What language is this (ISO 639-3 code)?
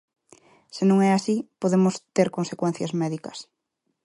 glg